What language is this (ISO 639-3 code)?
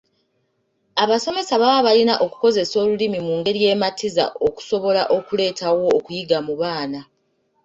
lug